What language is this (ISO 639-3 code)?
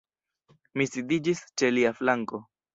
epo